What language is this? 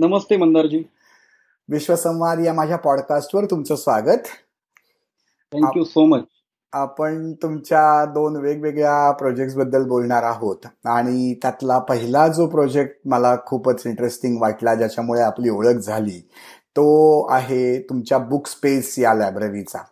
Marathi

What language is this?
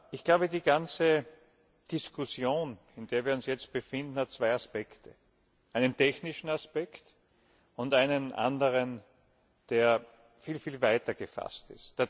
German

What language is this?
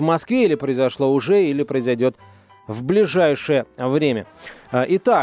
Russian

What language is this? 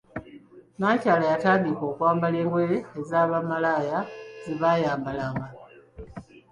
Ganda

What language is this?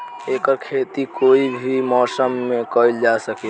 Bhojpuri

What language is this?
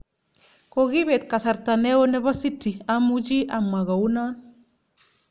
Kalenjin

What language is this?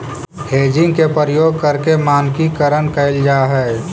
Magahi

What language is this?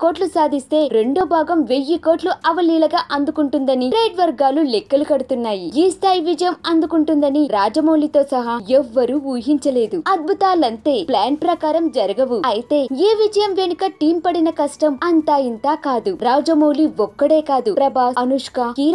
Italian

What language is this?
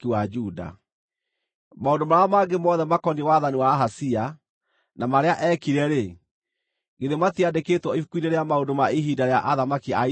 Kikuyu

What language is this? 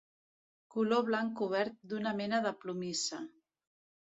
Catalan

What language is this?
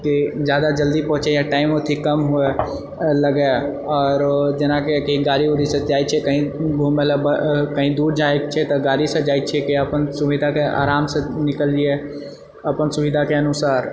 Maithili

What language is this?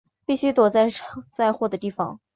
Chinese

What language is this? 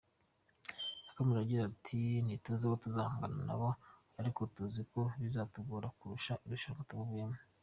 Kinyarwanda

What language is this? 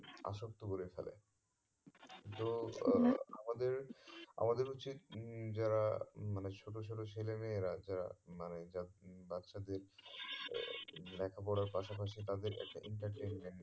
Bangla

